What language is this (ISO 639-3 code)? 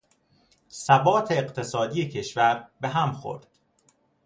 fas